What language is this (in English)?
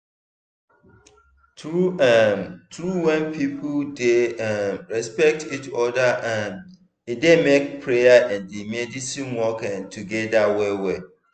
Nigerian Pidgin